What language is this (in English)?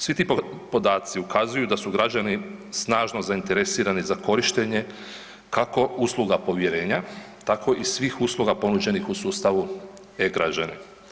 Croatian